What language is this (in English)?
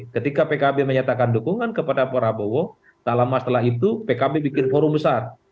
Indonesian